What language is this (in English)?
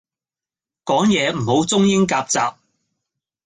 Cantonese